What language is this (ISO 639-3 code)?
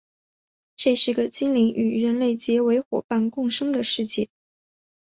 zho